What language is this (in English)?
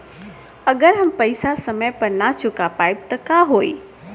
Bhojpuri